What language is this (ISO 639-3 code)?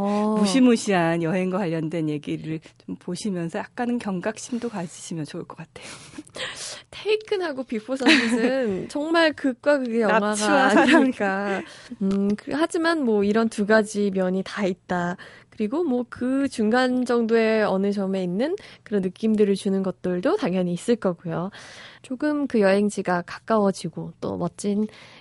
kor